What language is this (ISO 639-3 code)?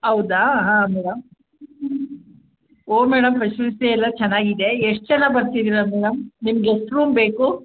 kan